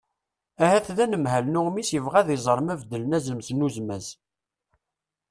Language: Kabyle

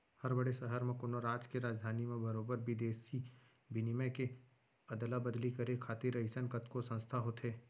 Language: Chhattisgarhi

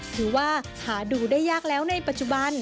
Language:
Thai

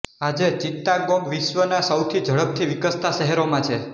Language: Gujarati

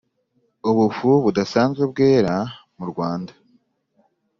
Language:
Kinyarwanda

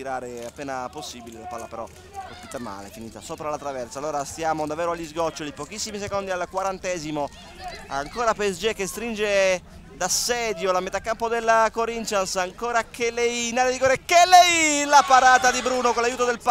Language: Italian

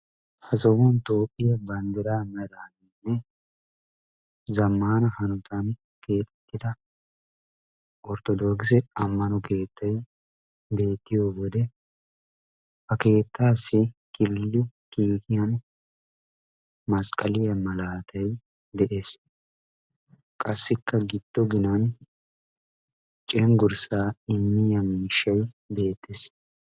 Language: Wolaytta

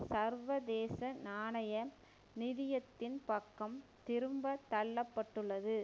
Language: Tamil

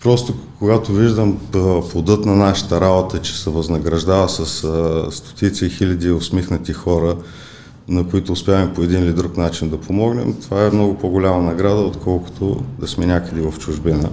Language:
Bulgarian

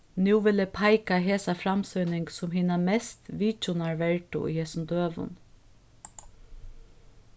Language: Faroese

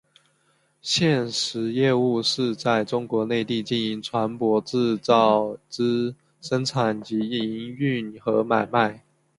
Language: Chinese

